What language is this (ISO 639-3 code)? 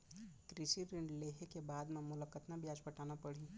hne